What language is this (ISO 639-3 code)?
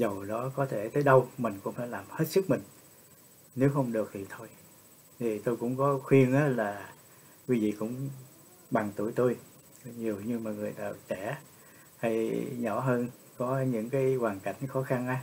vie